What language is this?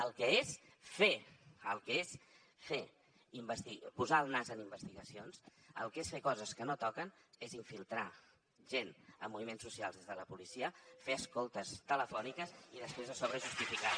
Catalan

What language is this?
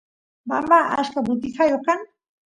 Santiago del Estero Quichua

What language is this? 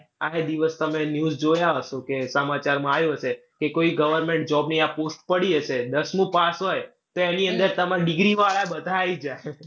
Gujarati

